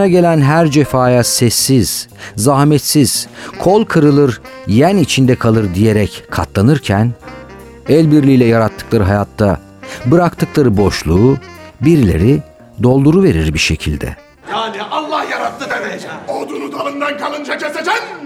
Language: Turkish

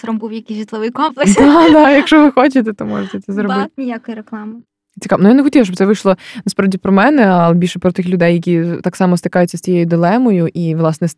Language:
Ukrainian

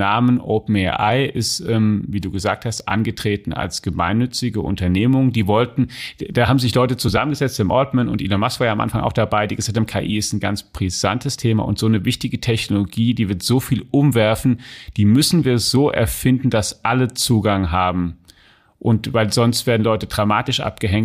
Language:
German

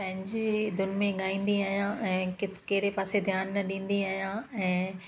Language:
Sindhi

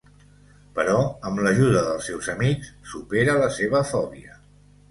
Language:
Catalan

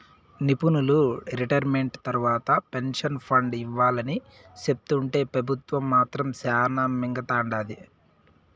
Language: Telugu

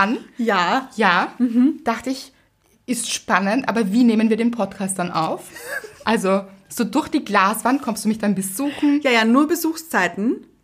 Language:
German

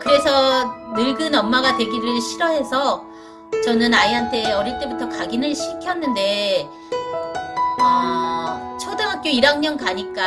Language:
Korean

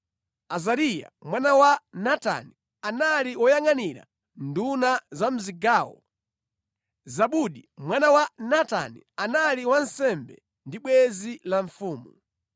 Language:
Nyanja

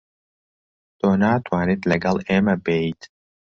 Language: Central Kurdish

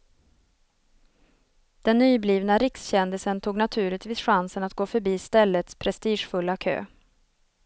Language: Swedish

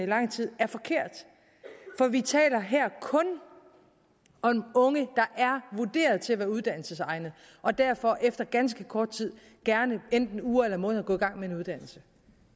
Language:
Danish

